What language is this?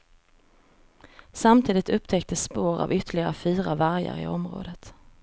Swedish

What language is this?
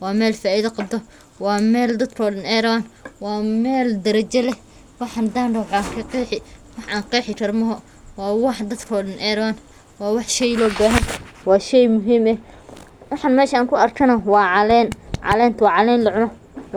Somali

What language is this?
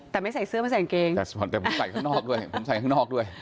Thai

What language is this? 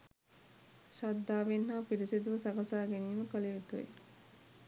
Sinhala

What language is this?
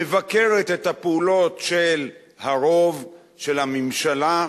Hebrew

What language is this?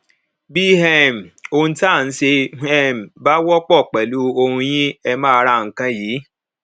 Yoruba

